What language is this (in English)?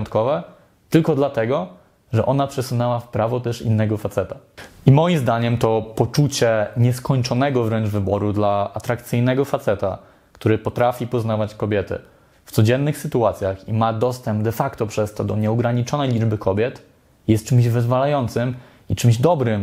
Polish